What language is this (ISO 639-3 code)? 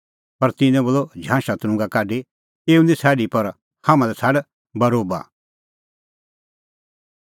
kfx